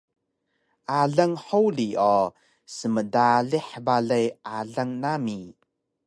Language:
Taroko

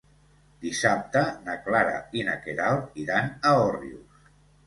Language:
Catalan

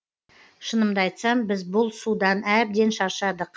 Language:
Kazakh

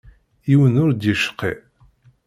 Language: Kabyle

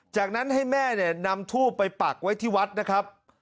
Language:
Thai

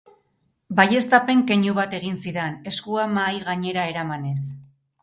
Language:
Basque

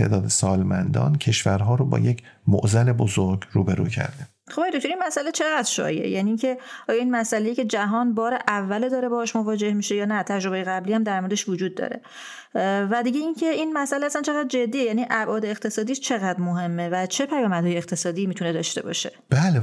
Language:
Persian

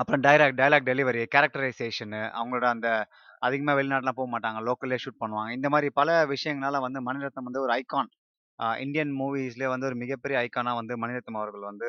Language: Tamil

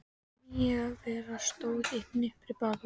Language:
Icelandic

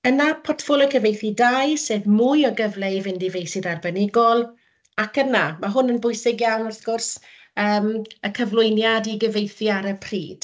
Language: Welsh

